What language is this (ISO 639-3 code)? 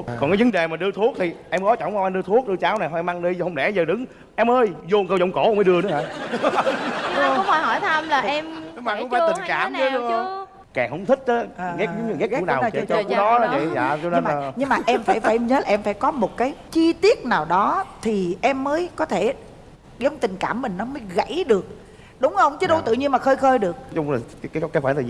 vie